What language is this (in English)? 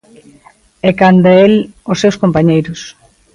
Galician